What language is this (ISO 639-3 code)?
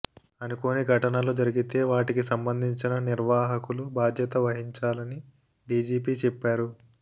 tel